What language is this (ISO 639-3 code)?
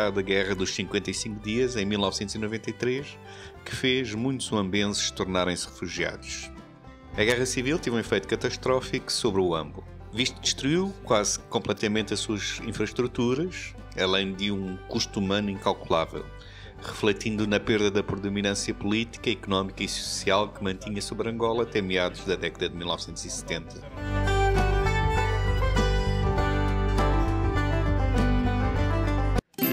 por